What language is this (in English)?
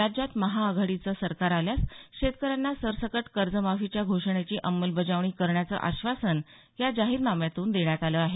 Marathi